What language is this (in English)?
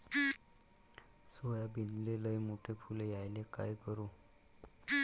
Marathi